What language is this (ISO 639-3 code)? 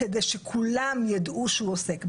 heb